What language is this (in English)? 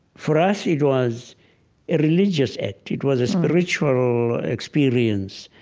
English